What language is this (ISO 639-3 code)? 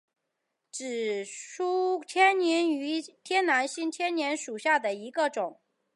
zho